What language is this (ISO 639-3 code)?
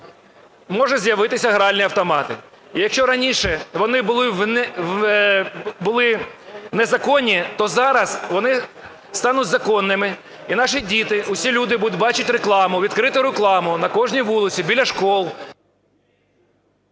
ukr